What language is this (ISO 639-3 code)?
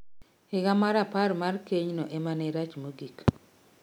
luo